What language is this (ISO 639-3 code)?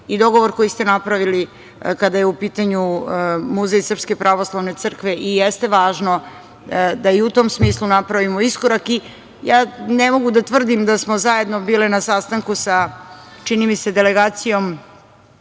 srp